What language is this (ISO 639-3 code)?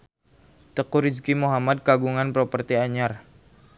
sun